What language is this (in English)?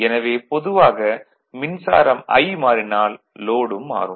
Tamil